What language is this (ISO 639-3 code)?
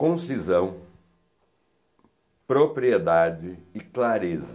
por